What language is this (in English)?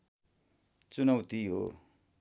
Nepali